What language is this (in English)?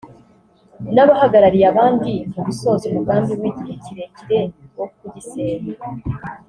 Kinyarwanda